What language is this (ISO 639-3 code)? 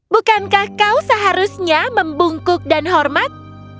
ind